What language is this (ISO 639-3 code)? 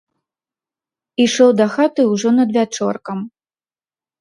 bel